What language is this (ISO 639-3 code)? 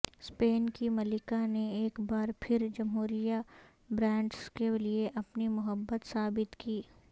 urd